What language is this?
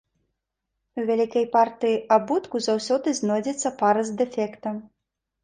Belarusian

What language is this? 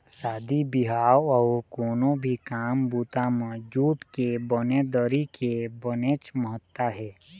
Chhattisgarhi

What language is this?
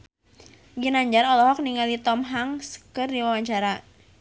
Sundanese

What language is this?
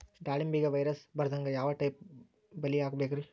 Kannada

